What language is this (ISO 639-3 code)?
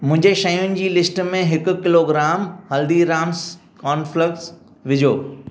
snd